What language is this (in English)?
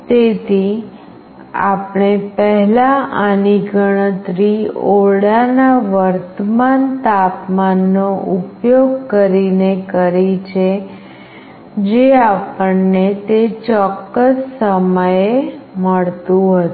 Gujarati